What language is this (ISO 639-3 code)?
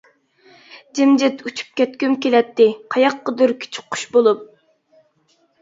uig